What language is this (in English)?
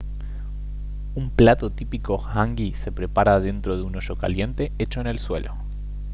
Spanish